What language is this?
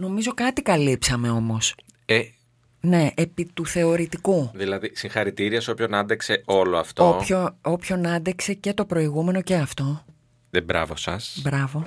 Greek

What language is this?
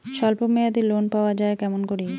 Bangla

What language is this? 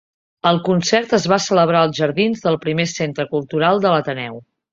Catalan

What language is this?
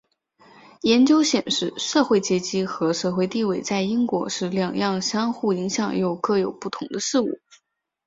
Chinese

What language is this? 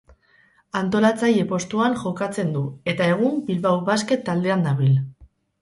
Basque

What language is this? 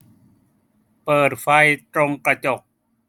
Thai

